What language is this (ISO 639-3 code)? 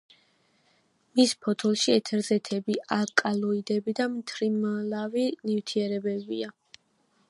kat